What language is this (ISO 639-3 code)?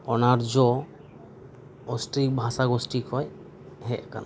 sat